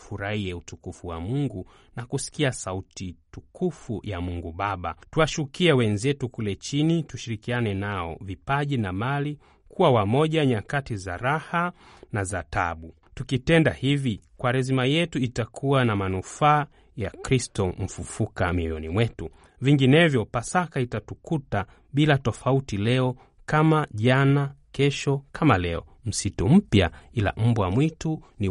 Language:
Swahili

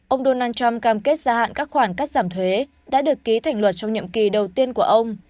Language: Vietnamese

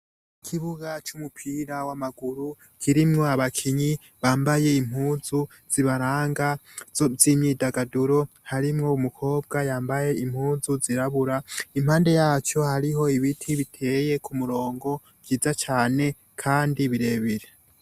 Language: Rundi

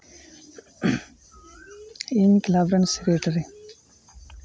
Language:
Santali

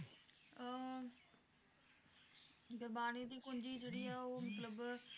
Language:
Punjabi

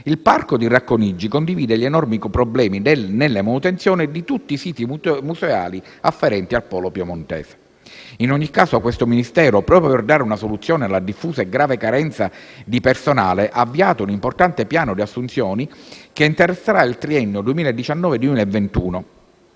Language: Italian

